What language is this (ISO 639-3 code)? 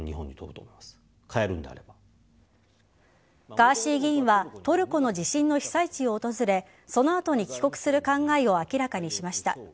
jpn